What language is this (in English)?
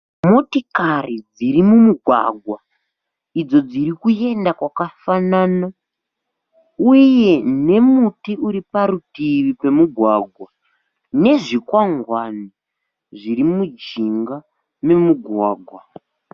Shona